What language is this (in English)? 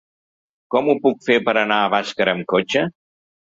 Catalan